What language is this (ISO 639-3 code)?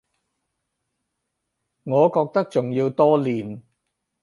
yue